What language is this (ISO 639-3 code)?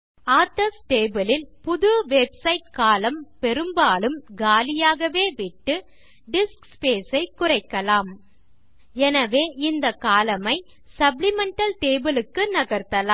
tam